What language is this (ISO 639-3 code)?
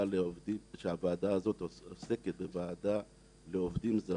heb